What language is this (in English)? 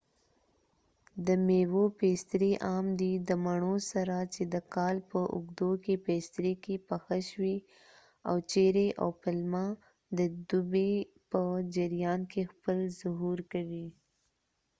Pashto